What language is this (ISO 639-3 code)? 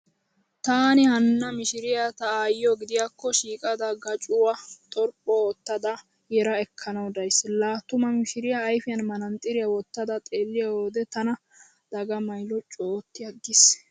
wal